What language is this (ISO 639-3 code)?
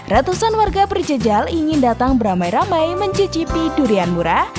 ind